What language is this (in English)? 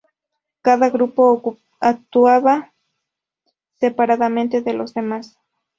Spanish